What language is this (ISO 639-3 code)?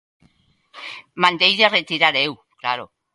glg